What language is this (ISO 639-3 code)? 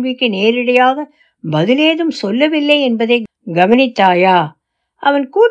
tam